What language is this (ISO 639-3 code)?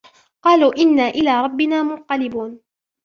ara